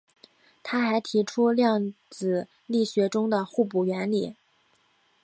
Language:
Chinese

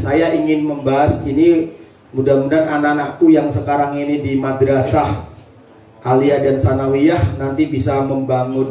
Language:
Indonesian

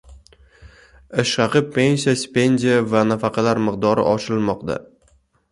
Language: Uzbek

